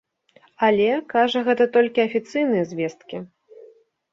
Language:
Belarusian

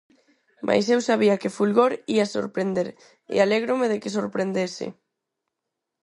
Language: Galician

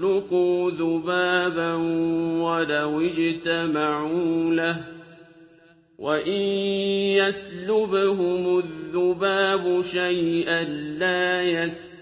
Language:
Arabic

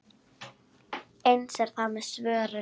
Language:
Icelandic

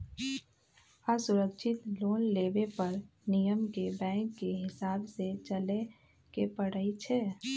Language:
Magahi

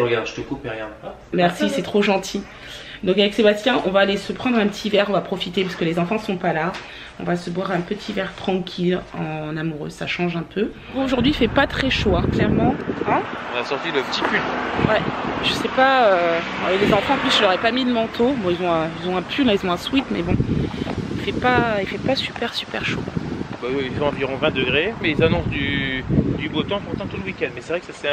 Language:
French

